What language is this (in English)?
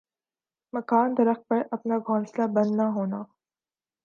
Urdu